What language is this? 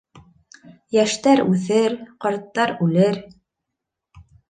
Bashkir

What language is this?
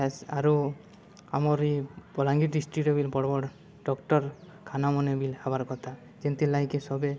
Odia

